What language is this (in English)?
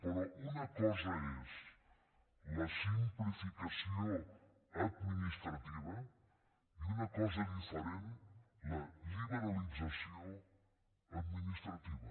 Catalan